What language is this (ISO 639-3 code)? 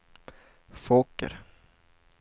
swe